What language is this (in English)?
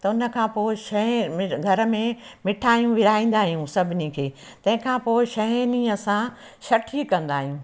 Sindhi